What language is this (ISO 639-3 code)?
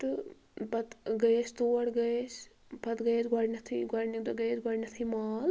kas